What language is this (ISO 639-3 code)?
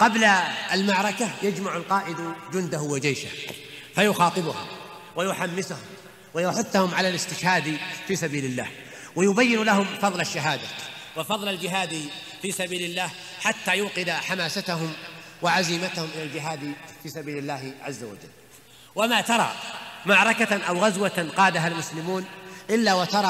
ara